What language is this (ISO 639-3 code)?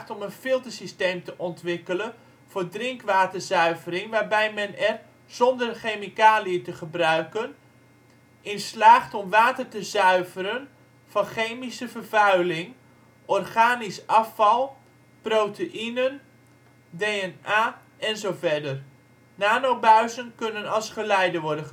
nld